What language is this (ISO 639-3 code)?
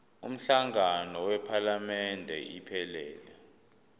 zul